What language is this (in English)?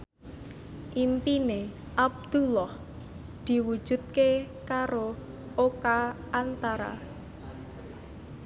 Javanese